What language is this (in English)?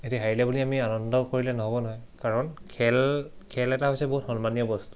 Assamese